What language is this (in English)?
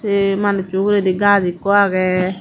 Chakma